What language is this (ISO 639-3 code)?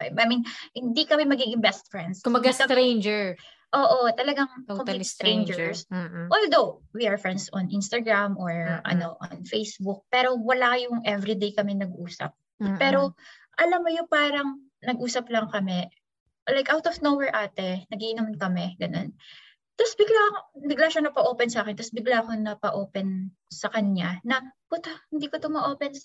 fil